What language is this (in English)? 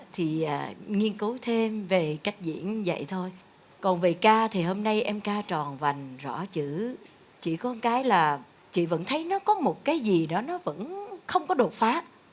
Vietnamese